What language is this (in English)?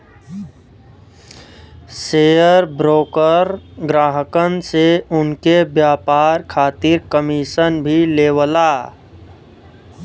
Bhojpuri